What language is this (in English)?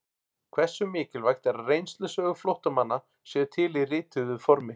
Icelandic